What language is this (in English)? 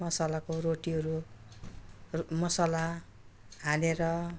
Nepali